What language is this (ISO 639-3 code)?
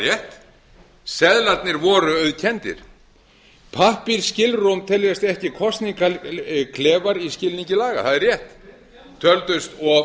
isl